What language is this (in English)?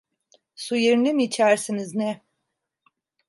Turkish